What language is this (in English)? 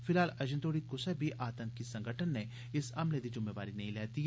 Dogri